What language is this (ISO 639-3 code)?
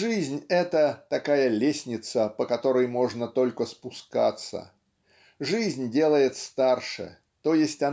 rus